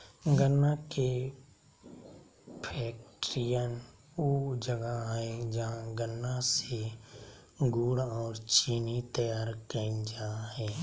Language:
Magahi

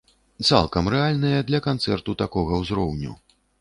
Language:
Belarusian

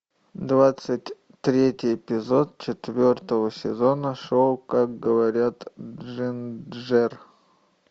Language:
Russian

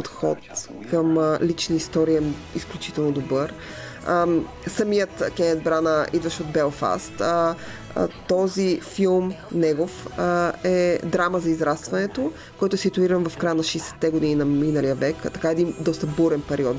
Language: Bulgarian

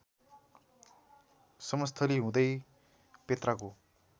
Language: Nepali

